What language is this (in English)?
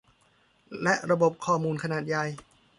Thai